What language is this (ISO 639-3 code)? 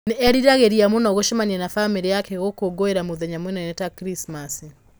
kik